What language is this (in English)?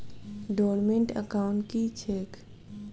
Maithili